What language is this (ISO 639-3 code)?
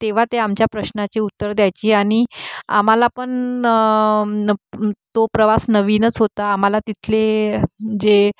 mar